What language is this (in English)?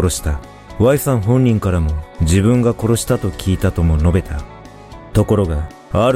Japanese